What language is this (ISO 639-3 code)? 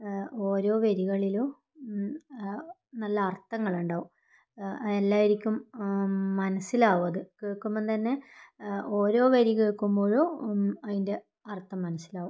mal